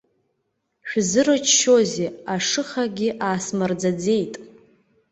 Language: Abkhazian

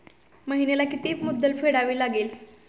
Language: Marathi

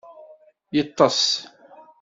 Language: Kabyle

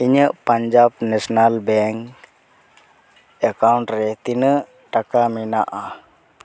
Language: Santali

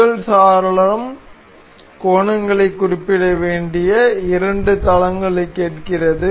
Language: Tamil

